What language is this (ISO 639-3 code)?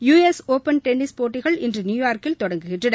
tam